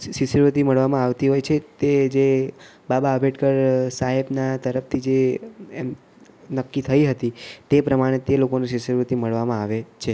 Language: Gujarati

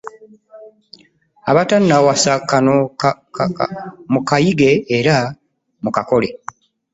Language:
Ganda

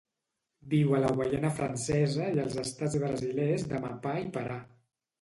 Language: Catalan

